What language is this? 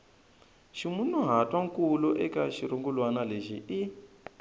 Tsonga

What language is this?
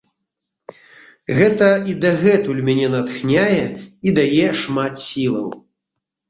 Belarusian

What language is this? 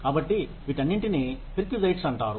Telugu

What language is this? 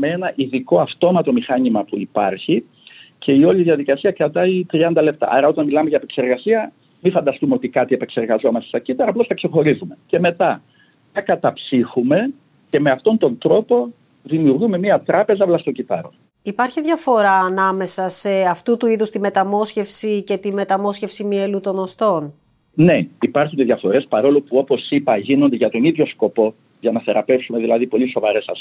Greek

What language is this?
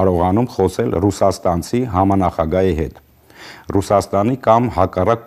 Romanian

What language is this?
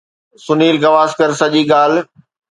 Sindhi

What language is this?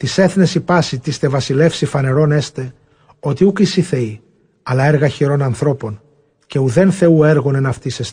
Greek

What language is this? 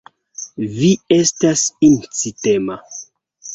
Esperanto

